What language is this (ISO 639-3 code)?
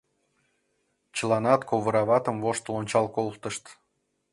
chm